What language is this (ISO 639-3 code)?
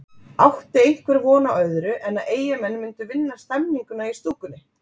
isl